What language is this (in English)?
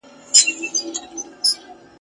Pashto